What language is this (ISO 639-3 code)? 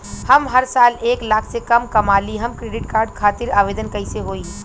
bho